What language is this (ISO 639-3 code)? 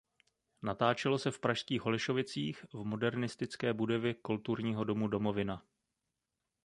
ces